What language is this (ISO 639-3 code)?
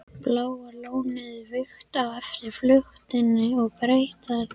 isl